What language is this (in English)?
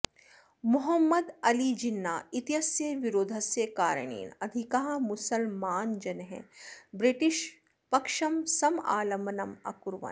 Sanskrit